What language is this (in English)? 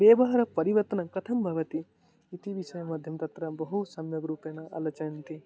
Sanskrit